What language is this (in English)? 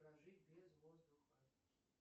Russian